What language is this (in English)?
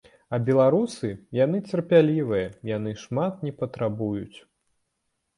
Belarusian